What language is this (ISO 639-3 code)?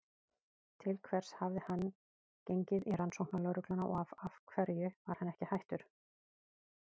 isl